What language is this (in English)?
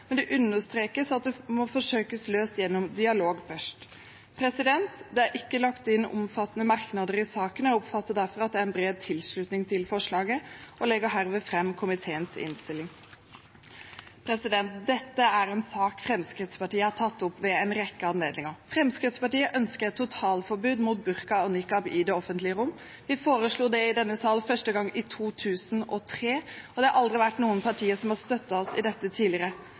Norwegian Bokmål